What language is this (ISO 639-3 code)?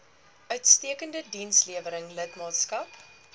afr